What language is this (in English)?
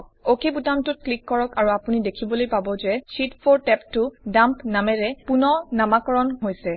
Assamese